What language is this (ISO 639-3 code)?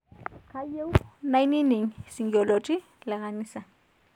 mas